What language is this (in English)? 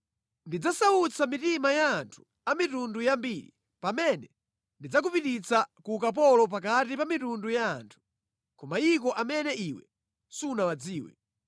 Nyanja